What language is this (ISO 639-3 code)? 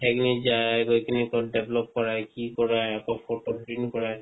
asm